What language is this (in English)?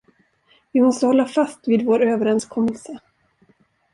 Swedish